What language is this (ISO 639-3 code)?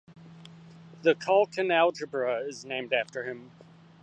eng